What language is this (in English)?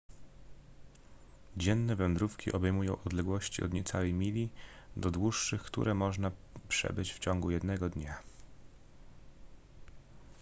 Polish